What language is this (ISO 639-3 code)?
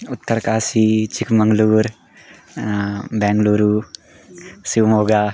san